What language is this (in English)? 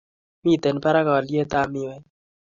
Kalenjin